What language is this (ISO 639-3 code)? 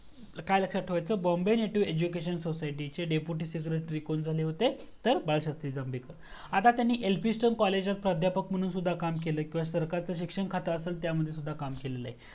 mar